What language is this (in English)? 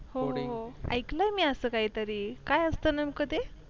Marathi